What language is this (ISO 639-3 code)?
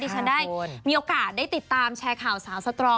tha